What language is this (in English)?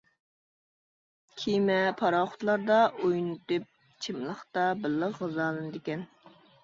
Uyghur